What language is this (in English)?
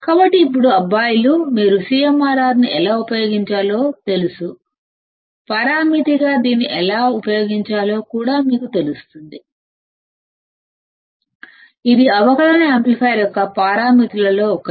Telugu